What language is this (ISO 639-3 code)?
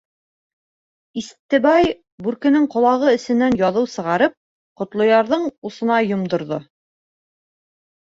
bak